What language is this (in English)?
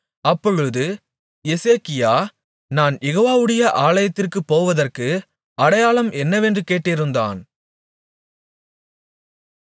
Tamil